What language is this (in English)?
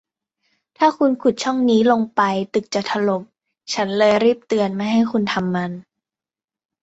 Thai